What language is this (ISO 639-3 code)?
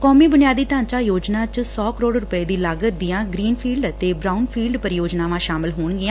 pan